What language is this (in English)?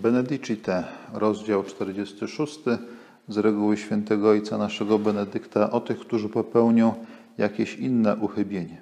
Polish